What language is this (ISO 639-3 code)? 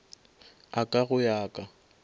nso